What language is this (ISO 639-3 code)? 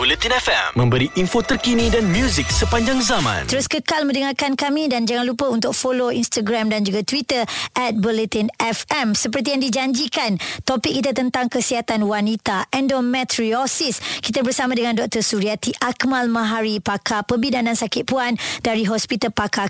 msa